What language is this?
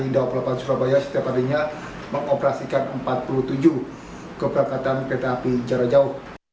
Indonesian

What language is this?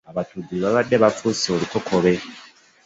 Ganda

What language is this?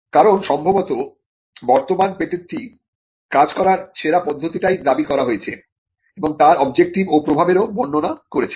Bangla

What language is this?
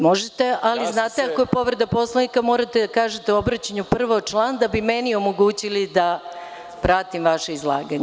Serbian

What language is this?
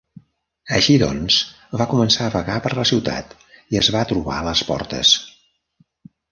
Catalan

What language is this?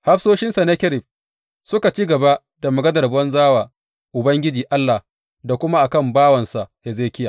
Hausa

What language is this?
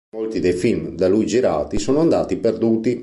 Italian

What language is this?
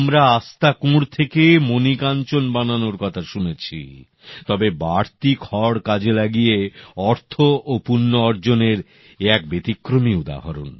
Bangla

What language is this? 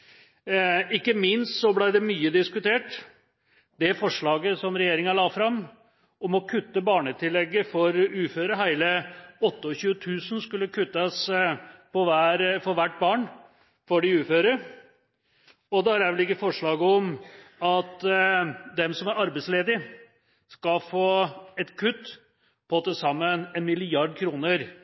Norwegian Bokmål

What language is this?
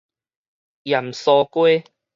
Min Nan Chinese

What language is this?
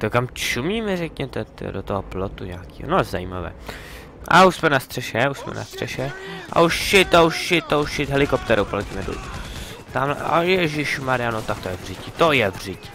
Czech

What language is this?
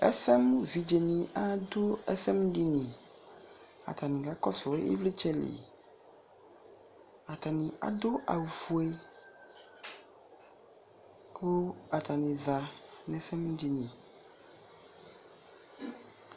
Ikposo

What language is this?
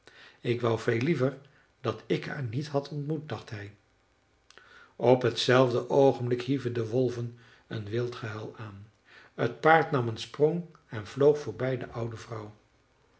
Dutch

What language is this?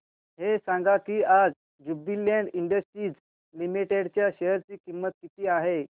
Marathi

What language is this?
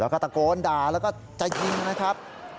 Thai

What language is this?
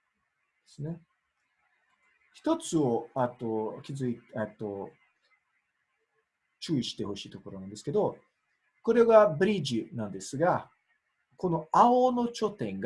Japanese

